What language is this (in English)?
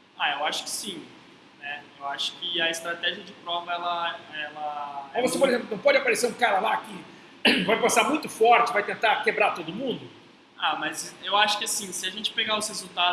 Portuguese